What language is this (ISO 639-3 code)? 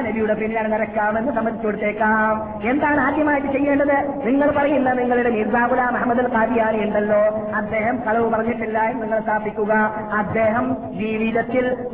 mal